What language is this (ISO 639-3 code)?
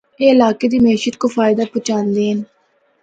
hno